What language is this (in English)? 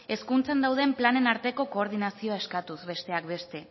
Basque